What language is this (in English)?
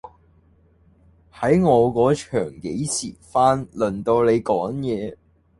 Cantonese